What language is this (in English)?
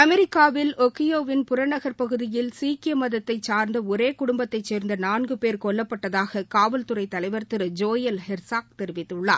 Tamil